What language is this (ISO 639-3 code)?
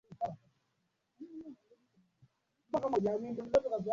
swa